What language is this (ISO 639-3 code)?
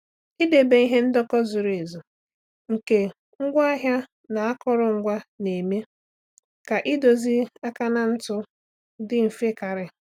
ibo